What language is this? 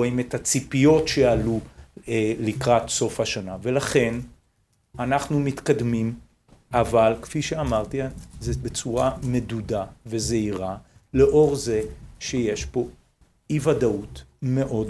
Hebrew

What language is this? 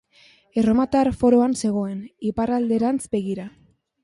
Basque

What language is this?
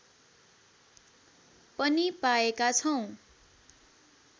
Nepali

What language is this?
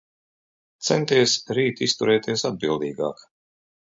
Latvian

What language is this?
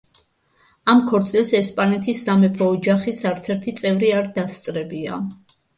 Georgian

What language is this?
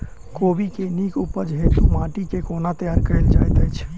Maithili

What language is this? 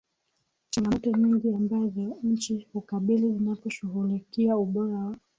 Swahili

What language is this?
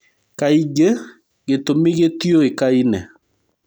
Kikuyu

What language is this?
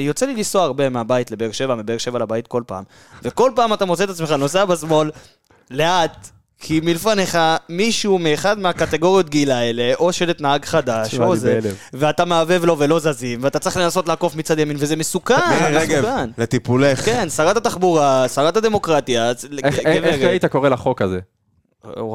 Hebrew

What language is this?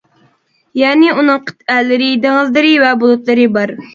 Uyghur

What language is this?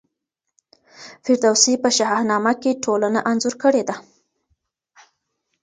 Pashto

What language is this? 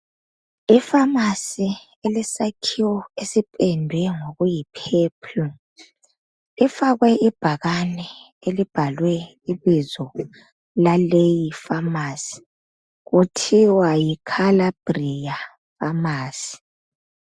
North Ndebele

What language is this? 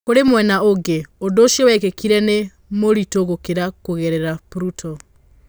Kikuyu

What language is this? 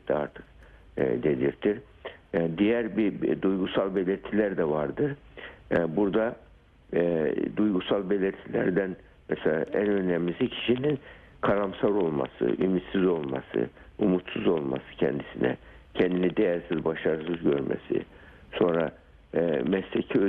Turkish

